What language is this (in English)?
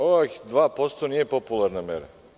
Serbian